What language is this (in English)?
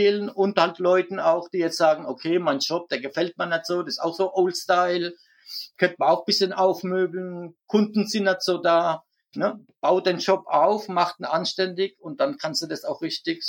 German